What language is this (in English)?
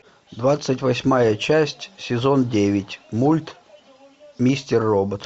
Russian